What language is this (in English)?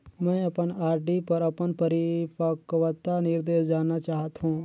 Chhattisgarhi